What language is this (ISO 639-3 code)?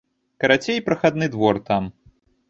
bel